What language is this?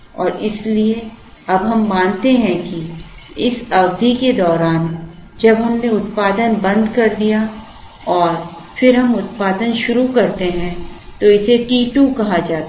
Hindi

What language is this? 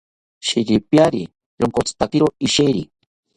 South Ucayali Ashéninka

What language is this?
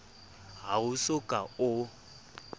Southern Sotho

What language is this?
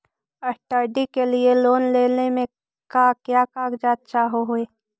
Magahi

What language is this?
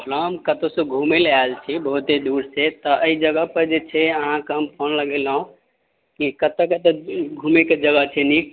Maithili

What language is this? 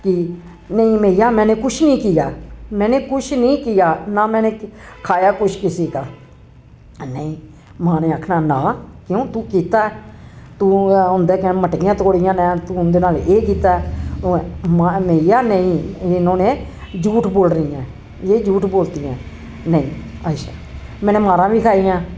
Dogri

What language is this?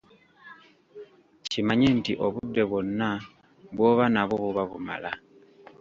Ganda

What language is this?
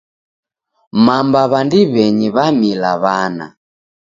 Taita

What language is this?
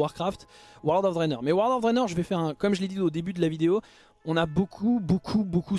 French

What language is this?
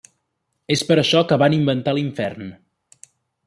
Catalan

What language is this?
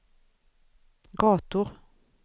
Swedish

